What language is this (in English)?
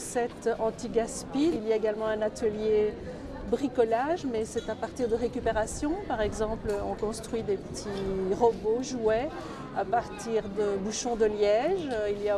French